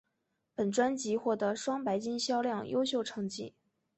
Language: Chinese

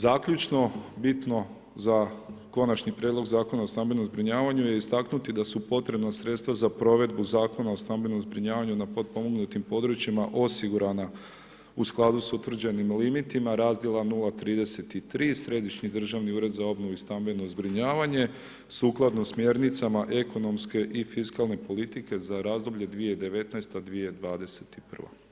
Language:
Croatian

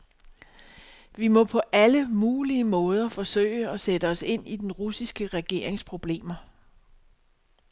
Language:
Danish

